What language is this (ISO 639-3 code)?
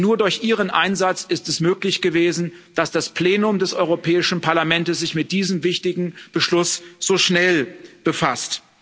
deu